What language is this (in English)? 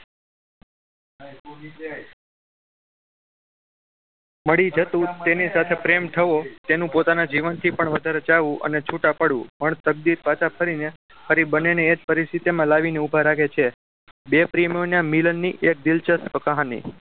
Gujarati